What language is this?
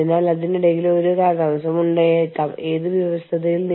Malayalam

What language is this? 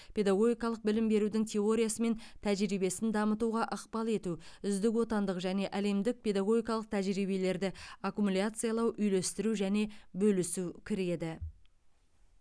Kazakh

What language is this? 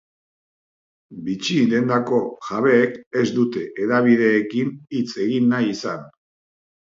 Basque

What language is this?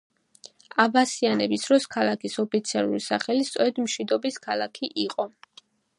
Georgian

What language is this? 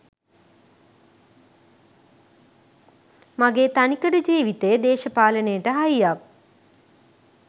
Sinhala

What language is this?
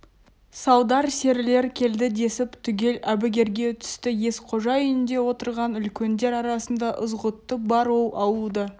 Kazakh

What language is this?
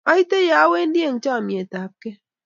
Kalenjin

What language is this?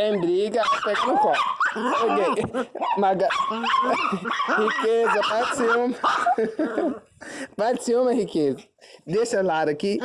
Portuguese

